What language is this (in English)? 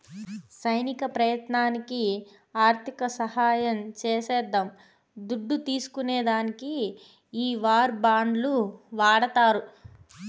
Telugu